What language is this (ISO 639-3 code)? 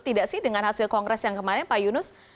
ind